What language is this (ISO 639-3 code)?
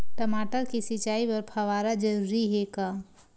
hne